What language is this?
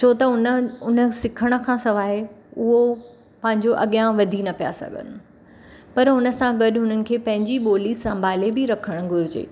Sindhi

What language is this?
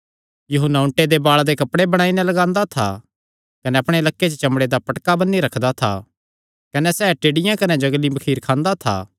Kangri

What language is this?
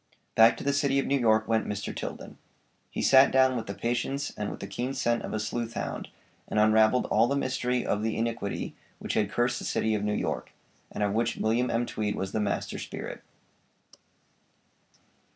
English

